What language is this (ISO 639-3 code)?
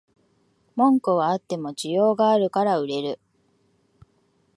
jpn